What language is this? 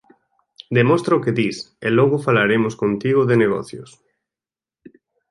Galician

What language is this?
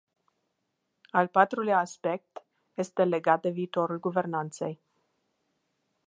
Romanian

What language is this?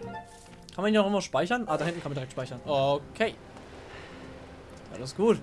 German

